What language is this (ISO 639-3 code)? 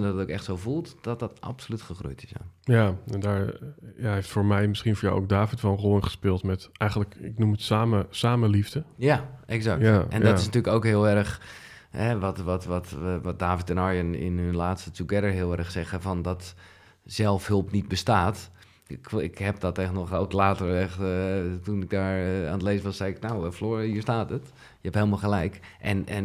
nld